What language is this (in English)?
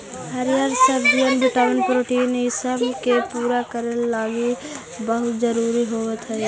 Magahi